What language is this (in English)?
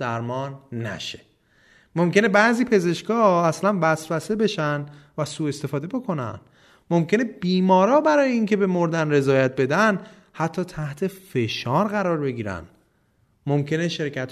Persian